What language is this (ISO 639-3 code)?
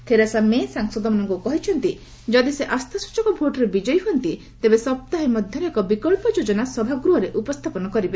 ori